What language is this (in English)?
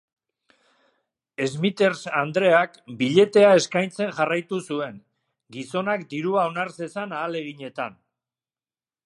Basque